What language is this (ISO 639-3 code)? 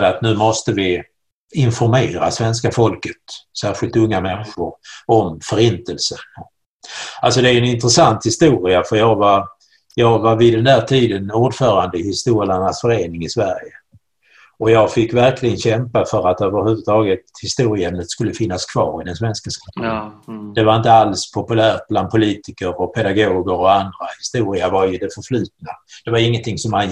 swe